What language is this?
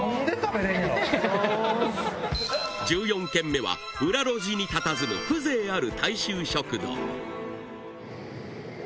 Japanese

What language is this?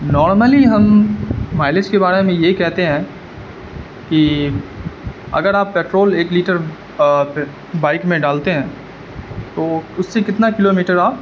Urdu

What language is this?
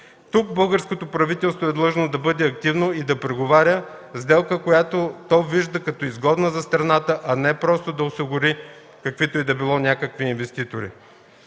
Bulgarian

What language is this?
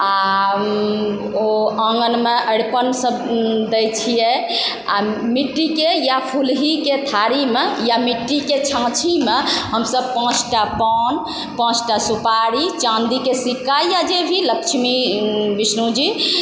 Maithili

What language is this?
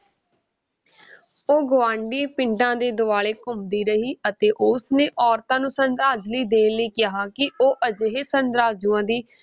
Punjabi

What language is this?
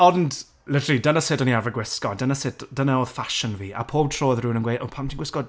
Welsh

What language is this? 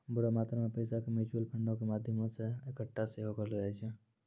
Maithili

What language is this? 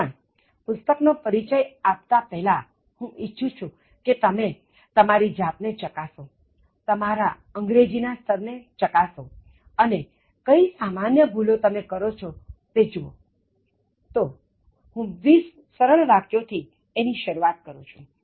Gujarati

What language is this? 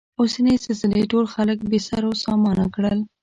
Pashto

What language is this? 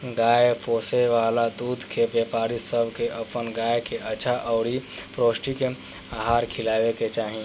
Bhojpuri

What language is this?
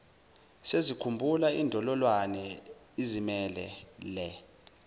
Zulu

